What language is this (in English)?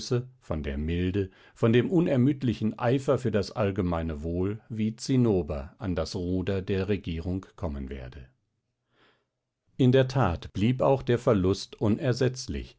German